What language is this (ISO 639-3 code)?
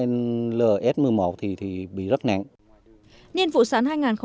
vie